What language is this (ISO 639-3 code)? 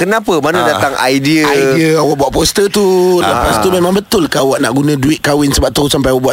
msa